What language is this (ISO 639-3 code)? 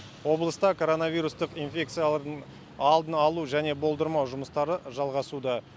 kaz